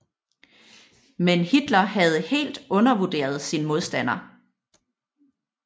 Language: Danish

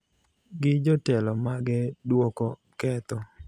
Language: Luo (Kenya and Tanzania)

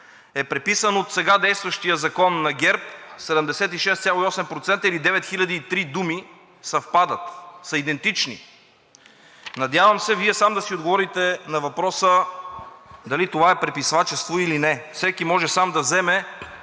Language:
Bulgarian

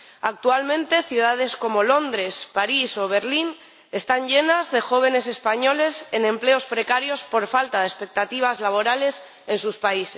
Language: Spanish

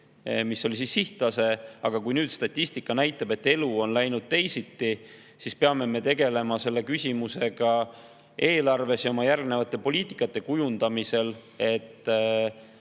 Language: Estonian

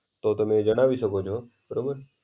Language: Gujarati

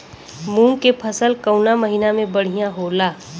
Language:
Bhojpuri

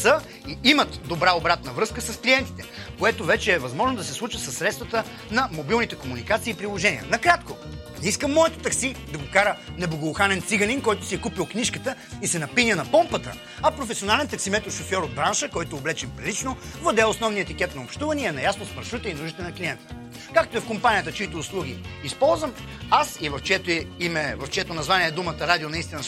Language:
Bulgarian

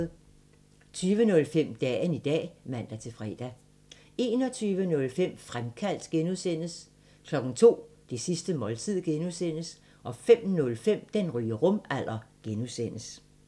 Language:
Danish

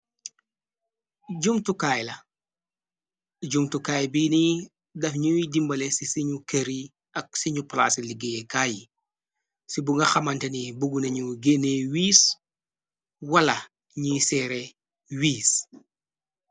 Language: Wolof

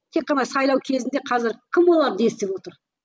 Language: Kazakh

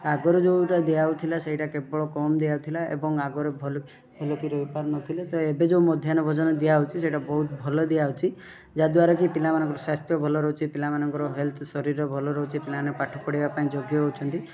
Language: Odia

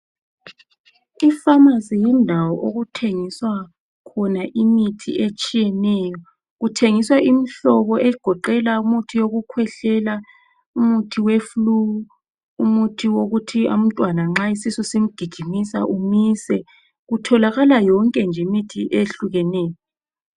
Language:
North Ndebele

